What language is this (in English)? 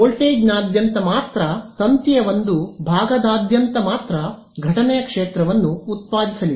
Kannada